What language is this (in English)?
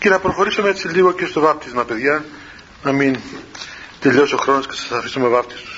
Greek